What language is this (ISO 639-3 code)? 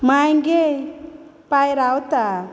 kok